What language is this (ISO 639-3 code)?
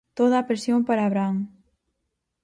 glg